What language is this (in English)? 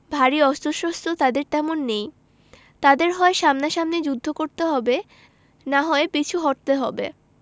Bangla